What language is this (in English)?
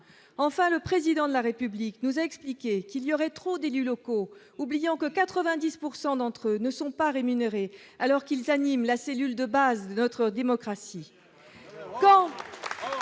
French